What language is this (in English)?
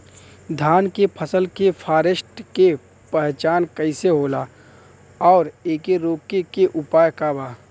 Bhojpuri